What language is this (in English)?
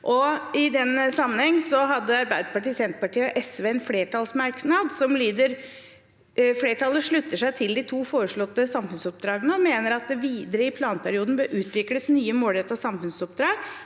Norwegian